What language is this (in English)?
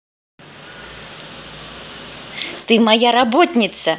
Russian